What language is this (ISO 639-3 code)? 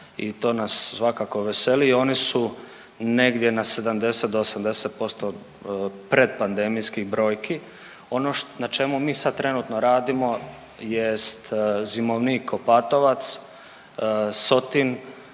hrv